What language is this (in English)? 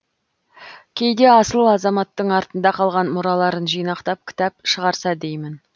Kazakh